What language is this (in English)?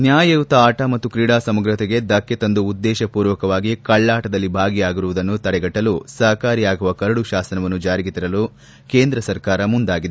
Kannada